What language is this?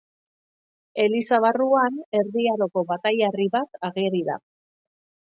Basque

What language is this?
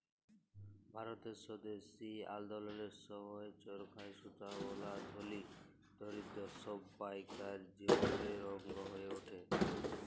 Bangla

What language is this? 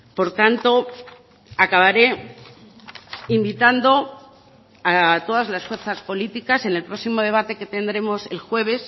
Spanish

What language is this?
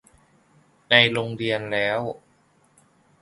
Thai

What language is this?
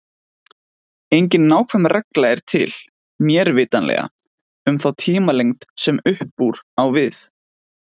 Icelandic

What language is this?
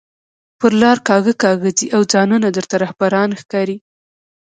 Pashto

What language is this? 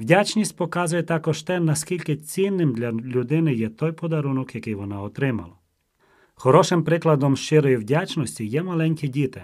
Ukrainian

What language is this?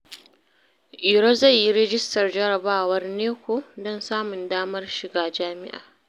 Hausa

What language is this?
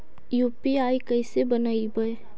Magahi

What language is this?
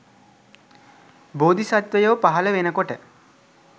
Sinhala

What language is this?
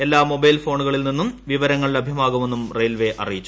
Malayalam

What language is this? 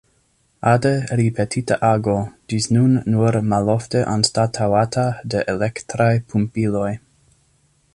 Esperanto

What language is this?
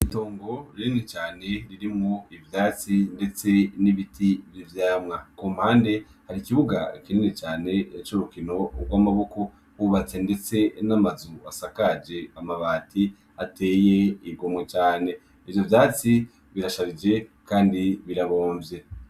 Rundi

